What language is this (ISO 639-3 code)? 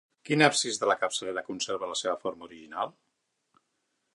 cat